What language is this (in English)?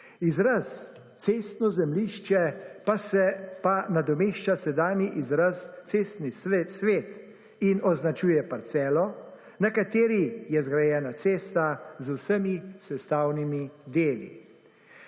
Slovenian